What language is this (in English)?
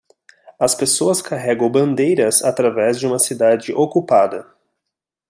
Portuguese